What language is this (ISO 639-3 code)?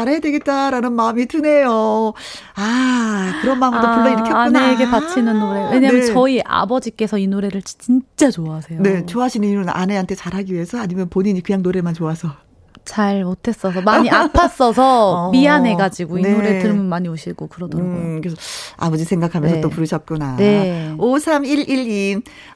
kor